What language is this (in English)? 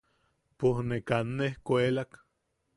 Yaqui